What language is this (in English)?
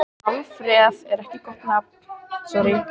Icelandic